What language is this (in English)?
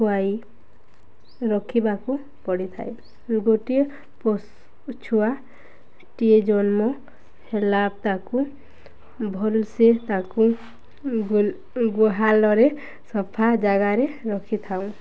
Odia